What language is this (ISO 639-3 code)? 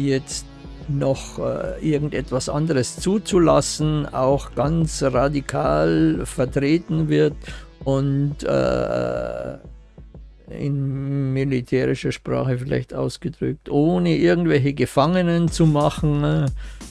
deu